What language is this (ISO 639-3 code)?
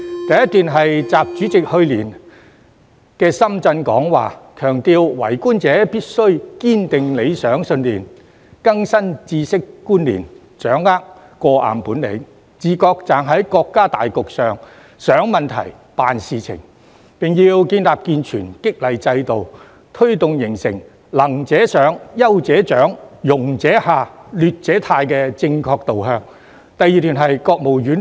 yue